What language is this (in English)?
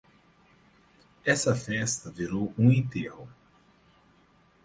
Portuguese